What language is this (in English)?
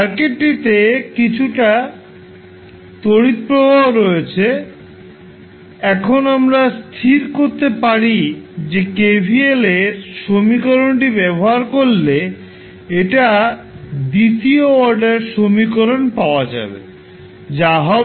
Bangla